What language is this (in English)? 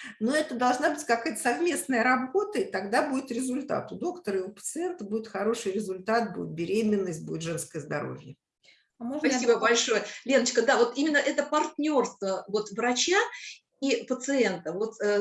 Russian